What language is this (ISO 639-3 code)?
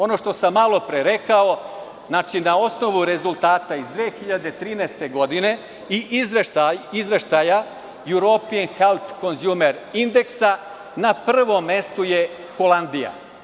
srp